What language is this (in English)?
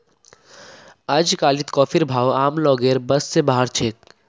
Magahi